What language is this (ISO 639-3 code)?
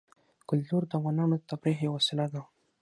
pus